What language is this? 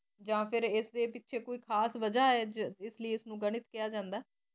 Punjabi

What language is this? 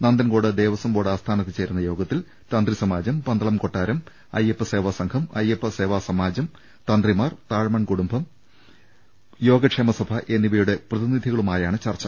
Malayalam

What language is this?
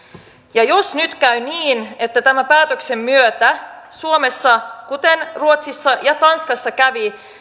Finnish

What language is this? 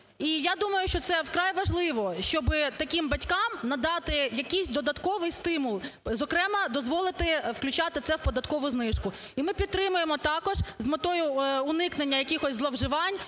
Ukrainian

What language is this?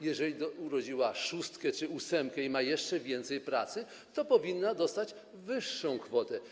Polish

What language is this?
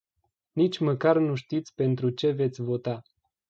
Romanian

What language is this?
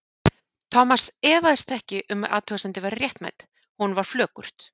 Icelandic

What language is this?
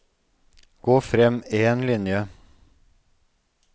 Norwegian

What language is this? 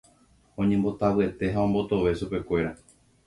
Guarani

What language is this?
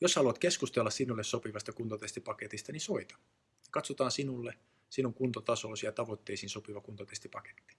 Finnish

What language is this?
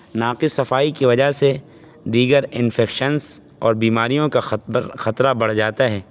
Urdu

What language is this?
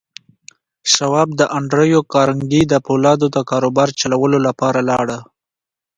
Pashto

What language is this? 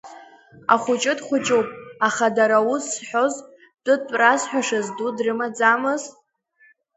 Abkhazian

